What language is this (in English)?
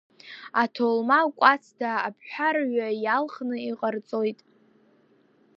Abkhazian